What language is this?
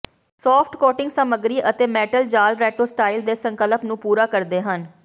Punjabi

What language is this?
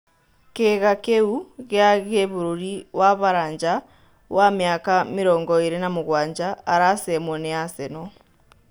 Kikuyu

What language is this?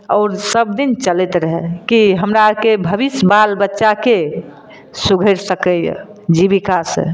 Maithili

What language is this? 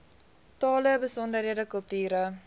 Afrikaans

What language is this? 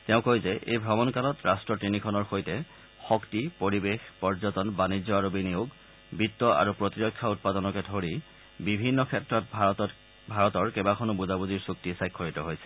Assamese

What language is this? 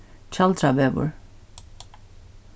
Faroese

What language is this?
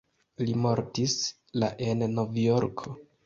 Esperanto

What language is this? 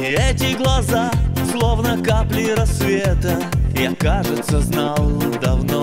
Russian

